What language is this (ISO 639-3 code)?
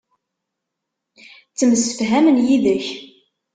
kab